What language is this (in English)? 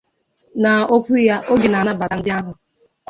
Igbo